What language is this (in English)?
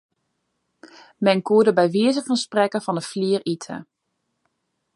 Western Frisian